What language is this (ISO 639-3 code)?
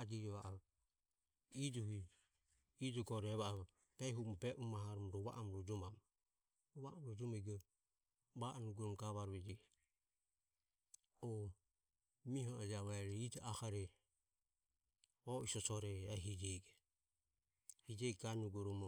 aom